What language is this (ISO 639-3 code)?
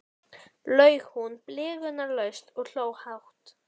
isl